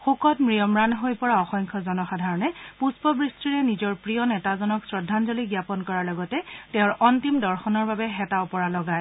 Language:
Assamese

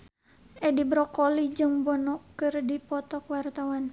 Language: Sundanese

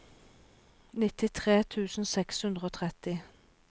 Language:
Norwegian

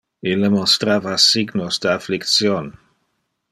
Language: Interlingua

